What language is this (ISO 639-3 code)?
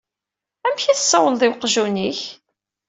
kab